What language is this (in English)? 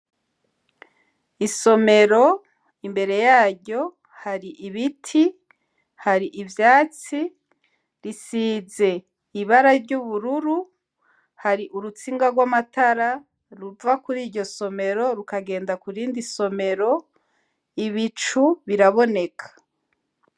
Rundi